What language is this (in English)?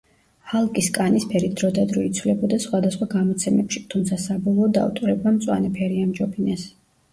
Georgian